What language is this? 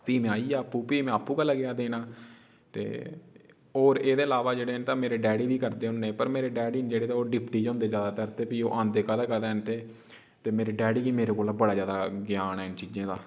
Dogri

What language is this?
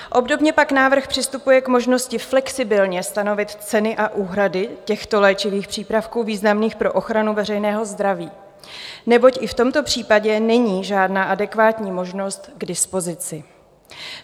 Czech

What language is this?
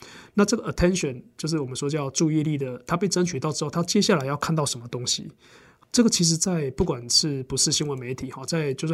Chinese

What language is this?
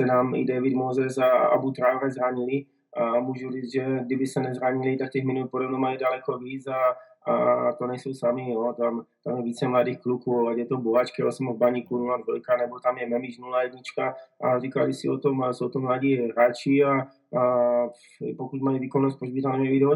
Czech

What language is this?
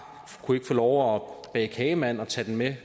Danish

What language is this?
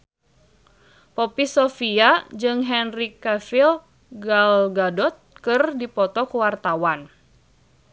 Sundanese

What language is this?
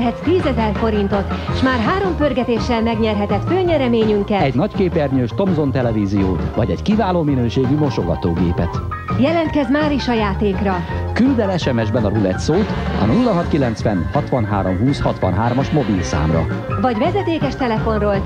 Hungarian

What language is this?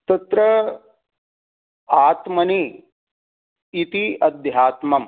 Sanskrit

